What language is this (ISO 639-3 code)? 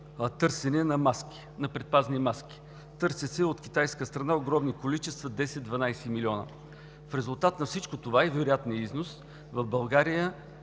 bul